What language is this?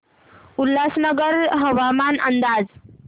Marathi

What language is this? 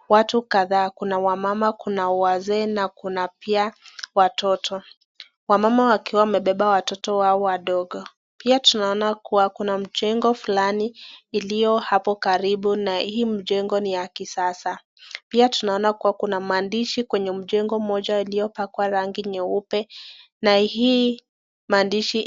Swahili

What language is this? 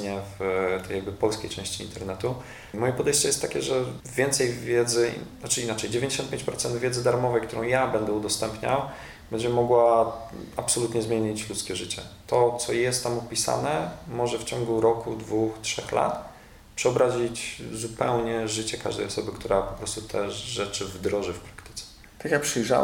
Polish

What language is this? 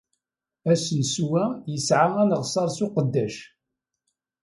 Kabyle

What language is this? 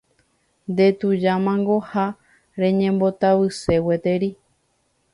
Guarani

